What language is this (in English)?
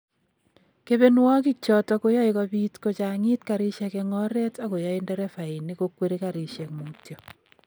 Kalenjin